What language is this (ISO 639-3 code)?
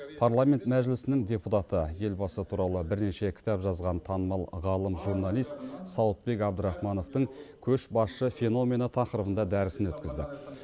kaz